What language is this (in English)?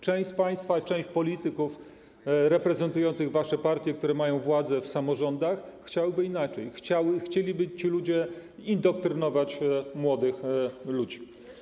Polish